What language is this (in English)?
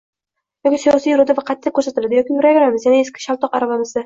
Uzbek